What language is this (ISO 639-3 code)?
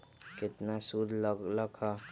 mag